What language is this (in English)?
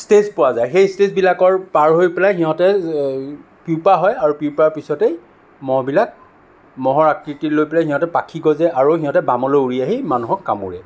Assamese